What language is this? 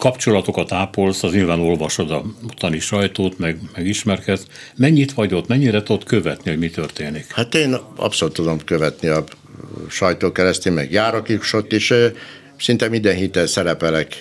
Hungarian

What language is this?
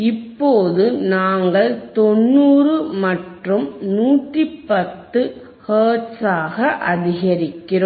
Tamil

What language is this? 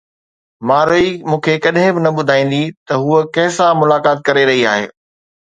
Sindhi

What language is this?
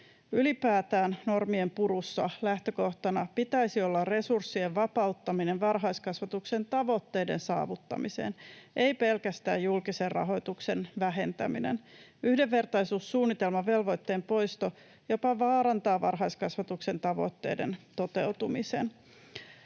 Finnish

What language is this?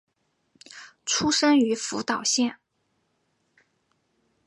Chinese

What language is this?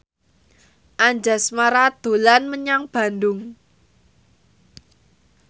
Javanese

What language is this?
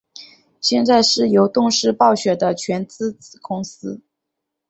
Chinese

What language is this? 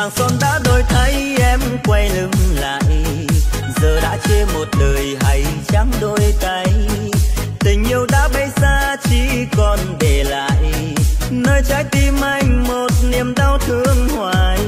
Vietnamese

